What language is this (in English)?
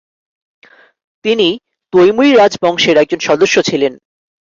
Bangla